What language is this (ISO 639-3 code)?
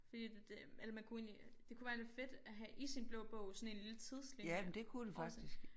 dan